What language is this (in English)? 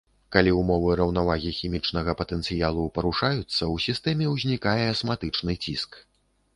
Belarusian